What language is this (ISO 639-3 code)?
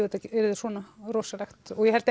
isl